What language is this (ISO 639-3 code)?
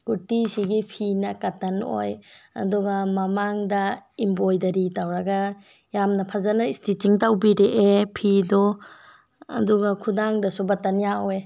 mni